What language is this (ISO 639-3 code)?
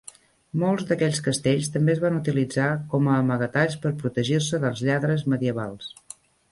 cat